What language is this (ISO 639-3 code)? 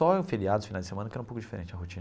por